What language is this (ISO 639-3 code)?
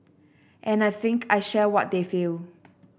eng